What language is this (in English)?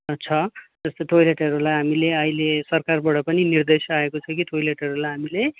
Nepali